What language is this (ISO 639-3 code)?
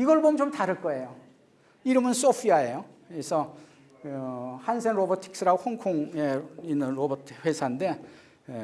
kor